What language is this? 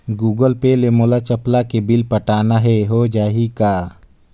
Chhattisgarhi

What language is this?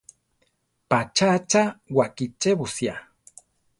Central Tarahumara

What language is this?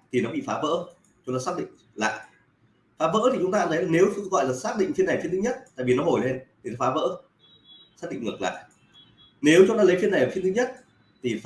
Vietnamese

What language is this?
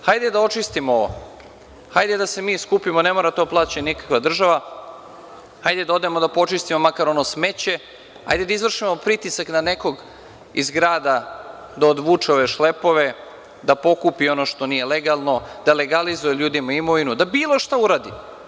Serbian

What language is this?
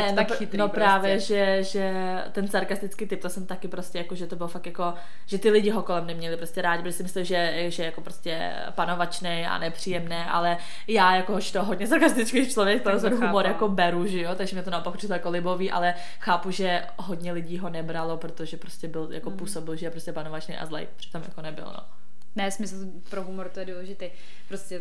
Czech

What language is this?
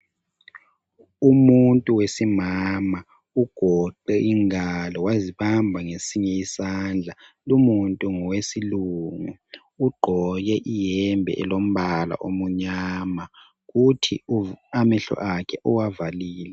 North Ndebele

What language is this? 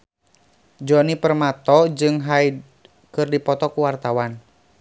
Sundanese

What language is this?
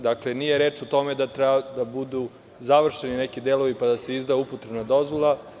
Serbian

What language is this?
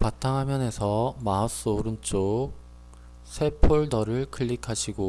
Korean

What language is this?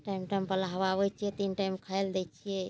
Maithili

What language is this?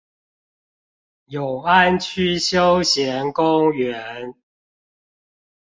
Chinese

